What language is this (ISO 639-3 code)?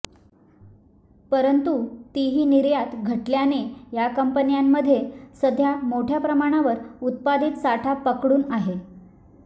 mar